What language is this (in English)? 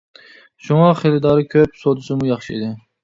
Uyghur